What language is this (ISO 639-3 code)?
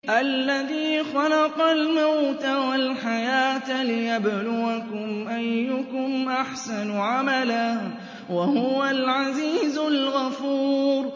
ara